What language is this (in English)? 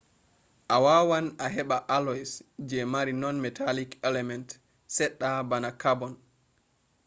Fula